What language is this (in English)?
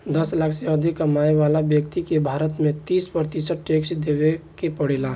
Bhojpuri